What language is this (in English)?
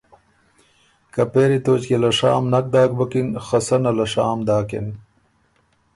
Ormuri